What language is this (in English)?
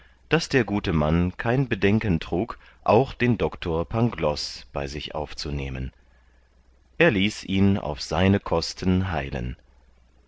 German